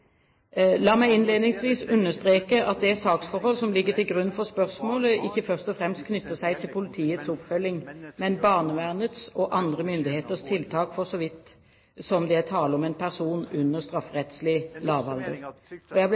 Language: Norwegian Bokmål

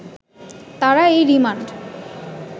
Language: Bangla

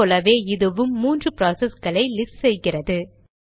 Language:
Tamil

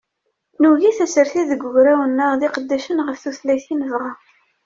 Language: Kabyle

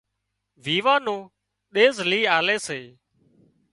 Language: Wadiyara Koli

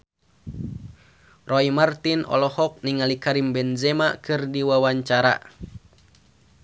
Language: Sundanese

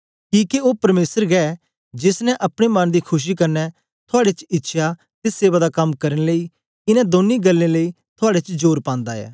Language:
Dogri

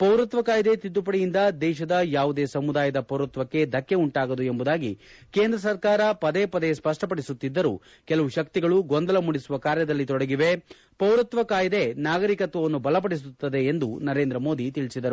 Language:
Kannada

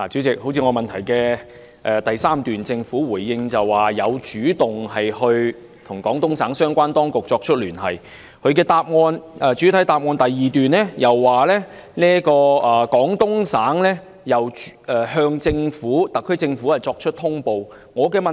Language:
Cantonese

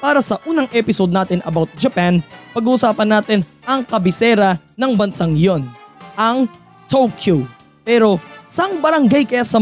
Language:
Filipino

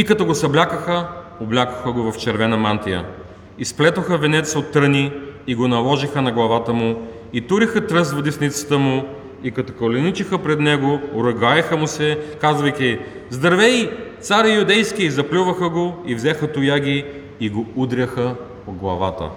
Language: Bulgarian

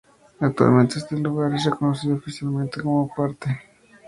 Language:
Spanish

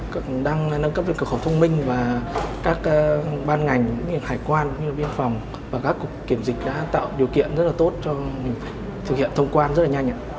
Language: Vietnamese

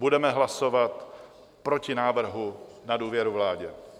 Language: Czech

